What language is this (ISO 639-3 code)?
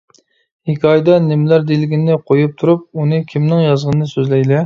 uig